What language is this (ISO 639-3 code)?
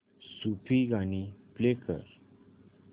mar